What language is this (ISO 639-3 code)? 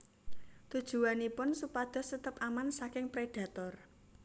jav